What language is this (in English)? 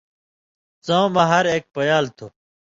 Indus Kohistani